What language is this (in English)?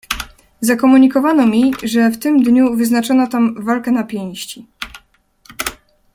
Polish